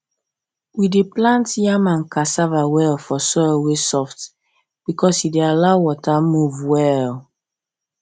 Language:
Nigerian Pidgin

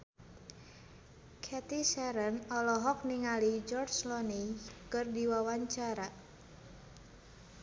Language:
Sundanese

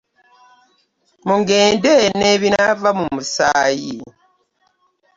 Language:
Ganda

